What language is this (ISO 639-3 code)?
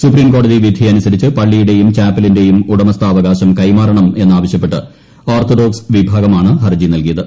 mal